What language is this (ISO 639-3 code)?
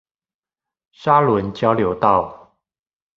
zho